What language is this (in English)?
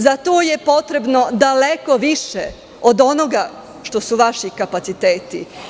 Serbian